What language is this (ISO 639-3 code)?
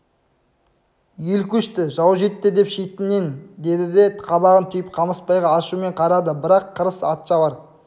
kaz